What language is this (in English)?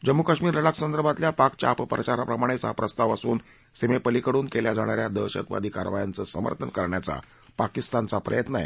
Marathi